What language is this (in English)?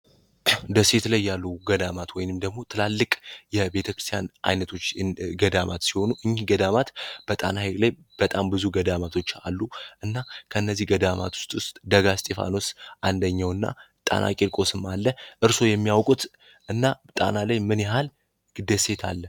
Amharic